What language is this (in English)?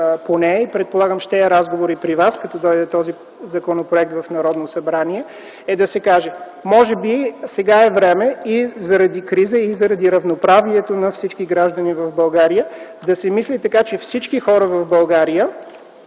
Bulgarian